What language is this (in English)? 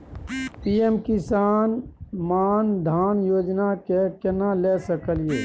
Maithili